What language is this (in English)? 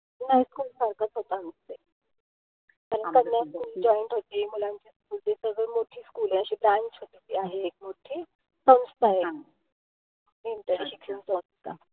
Marathi